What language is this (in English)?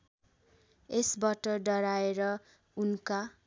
Nepali